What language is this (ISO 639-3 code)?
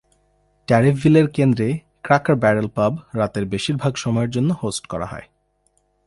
ben